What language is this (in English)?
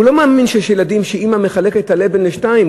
Hebrew